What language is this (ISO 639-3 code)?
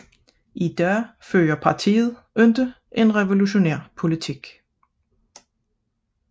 dan